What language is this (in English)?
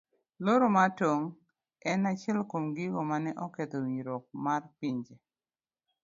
Luo (Kenya and Tanzania)